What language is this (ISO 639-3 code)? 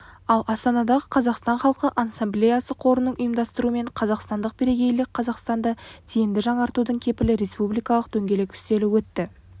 kaz